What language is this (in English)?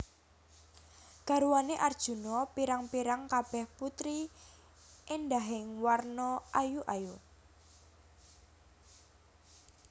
Javanese